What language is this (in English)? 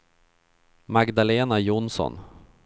Swedish